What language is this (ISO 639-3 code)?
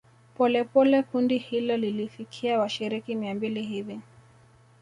swa